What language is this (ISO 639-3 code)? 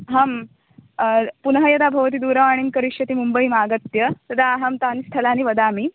san